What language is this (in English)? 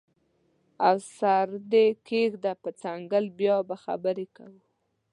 Pashto